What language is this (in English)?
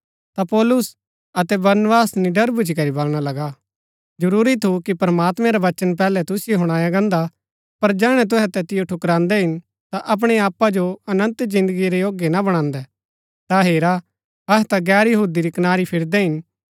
Gaddi